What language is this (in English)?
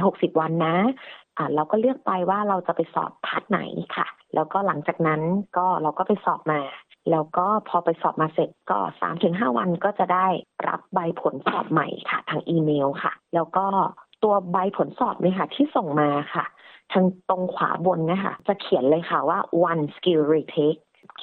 Thai